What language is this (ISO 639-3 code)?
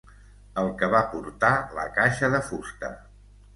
cat